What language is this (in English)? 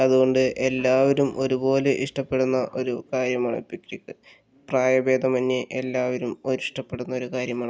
Malayalam